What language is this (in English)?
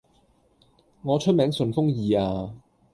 Cantonese